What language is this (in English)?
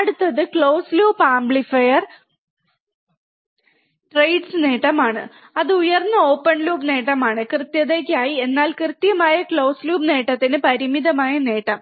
Malayalam